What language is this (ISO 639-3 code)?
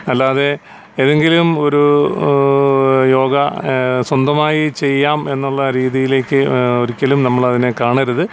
mal